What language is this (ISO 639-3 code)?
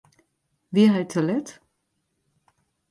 fry